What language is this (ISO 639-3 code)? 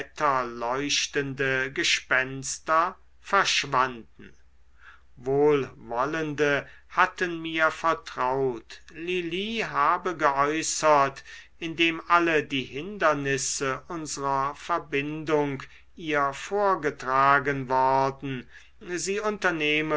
deu